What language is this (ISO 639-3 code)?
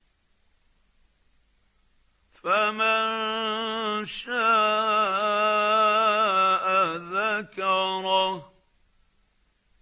ara